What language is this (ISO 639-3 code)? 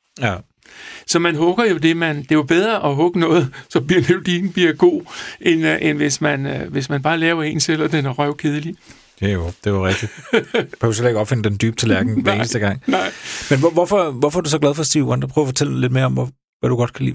dan